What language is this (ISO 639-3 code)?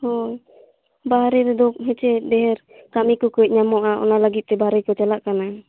sat